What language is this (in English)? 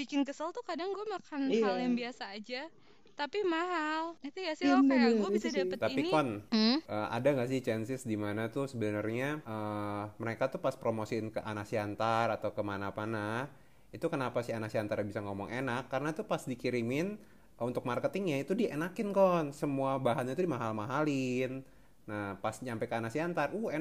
Indonesian